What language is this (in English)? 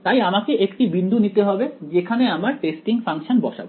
Bangla